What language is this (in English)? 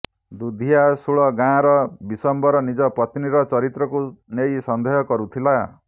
Odia